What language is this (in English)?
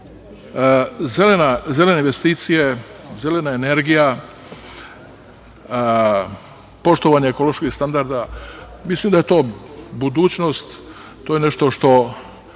Serbian